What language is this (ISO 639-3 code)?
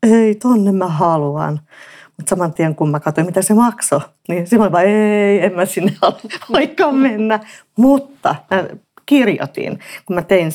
fin